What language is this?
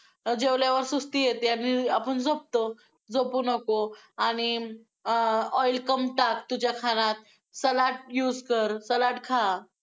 Marathi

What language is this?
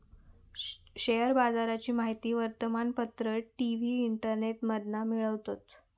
Marathi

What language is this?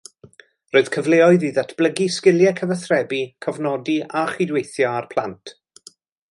Welsh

